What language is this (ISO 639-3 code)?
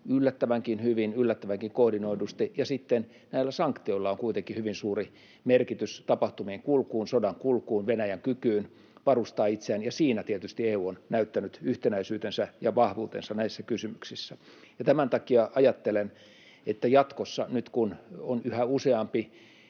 fin